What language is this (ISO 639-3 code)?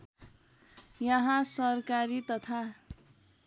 nep